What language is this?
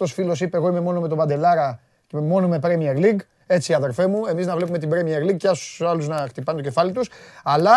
Greek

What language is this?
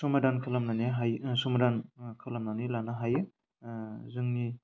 Bodo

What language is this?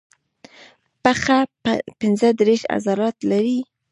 Pashto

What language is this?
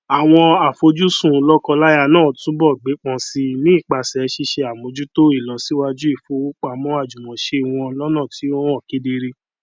Yoruba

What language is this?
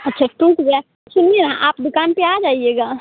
Hindi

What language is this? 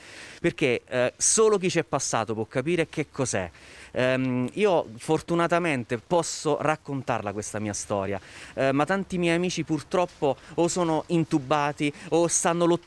Italian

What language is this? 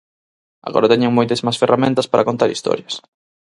Galician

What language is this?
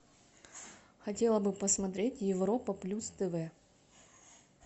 Russian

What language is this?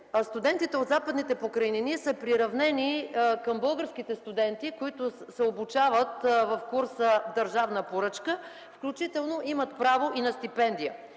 Bulgarian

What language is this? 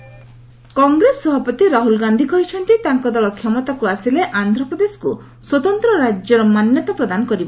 Odia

